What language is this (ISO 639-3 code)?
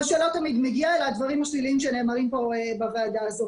heb